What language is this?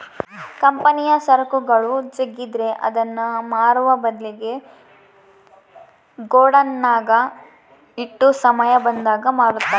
Kannada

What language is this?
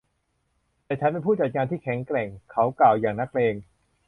Thai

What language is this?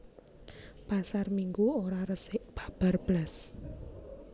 Javanese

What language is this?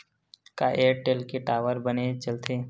Chhattisgarhi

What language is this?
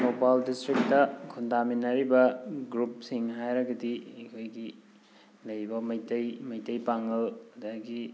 Manipuri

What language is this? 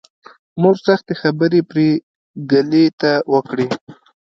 Pashto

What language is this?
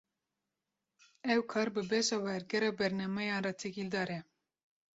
Kurdish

